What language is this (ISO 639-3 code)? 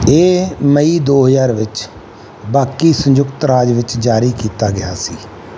pan